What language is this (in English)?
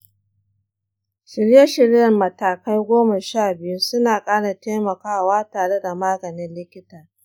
Hausa